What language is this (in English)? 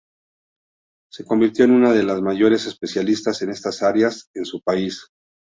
Spanish